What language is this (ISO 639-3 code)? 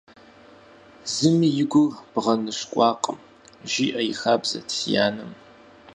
kbd